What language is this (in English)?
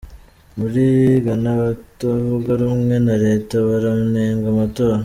Kinyarwanda